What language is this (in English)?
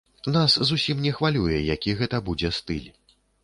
Belarusian